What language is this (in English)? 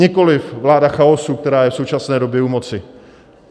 Czech